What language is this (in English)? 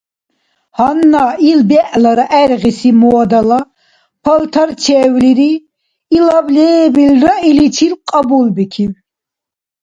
Dargwa